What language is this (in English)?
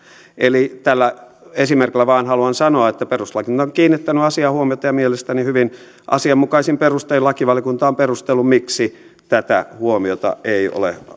Finnish